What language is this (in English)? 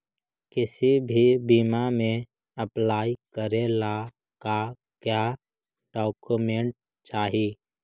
Magahi